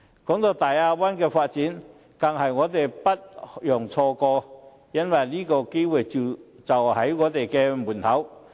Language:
Cantonese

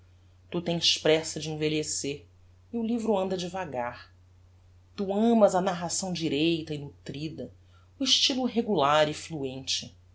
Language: Portuguese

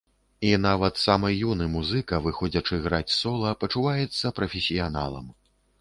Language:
Belarusian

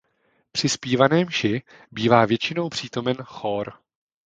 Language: Czech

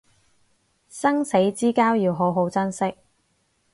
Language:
Cantonese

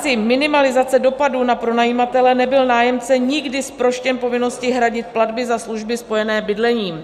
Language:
Czech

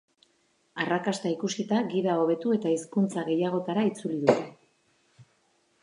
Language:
Basque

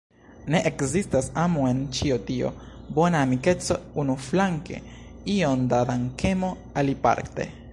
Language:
Esperanto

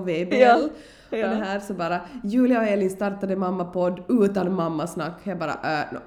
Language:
Swedish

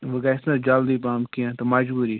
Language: Kashmiri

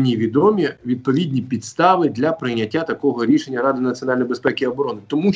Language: Ukrainian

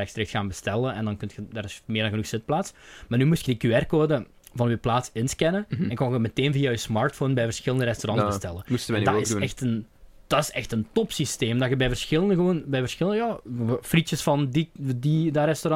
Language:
Dutch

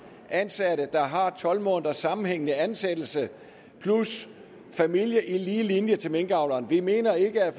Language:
Danish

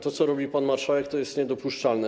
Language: Polish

